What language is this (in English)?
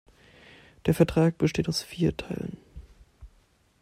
German